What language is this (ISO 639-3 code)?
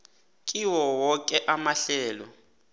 nbl